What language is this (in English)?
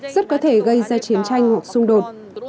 Vietnamese